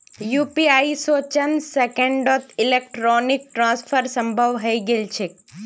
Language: Magahi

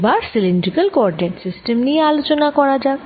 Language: Bangla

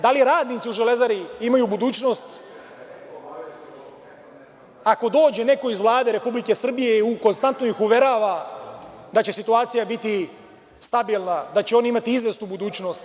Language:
Serbian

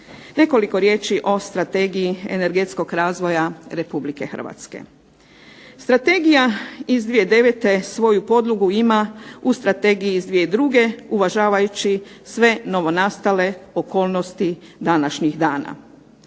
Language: Croatian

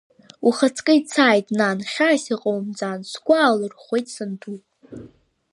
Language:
Abkhazian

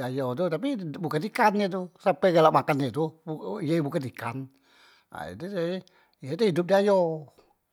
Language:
Musi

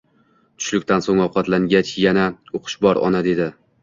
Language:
Uzbek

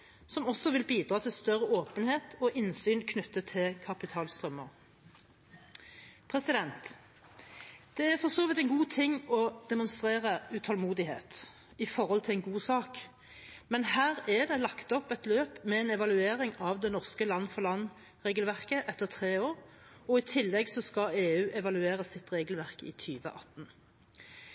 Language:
Norwegian Bokmål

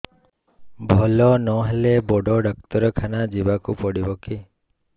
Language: Odia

